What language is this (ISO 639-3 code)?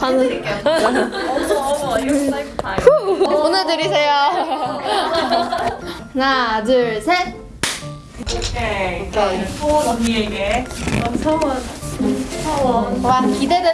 kor